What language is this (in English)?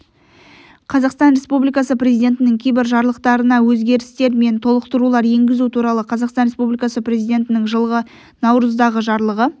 Kazakh